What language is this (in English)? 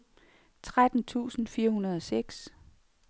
Danish